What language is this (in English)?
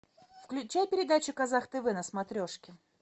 Russian